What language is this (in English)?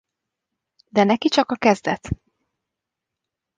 Hungarian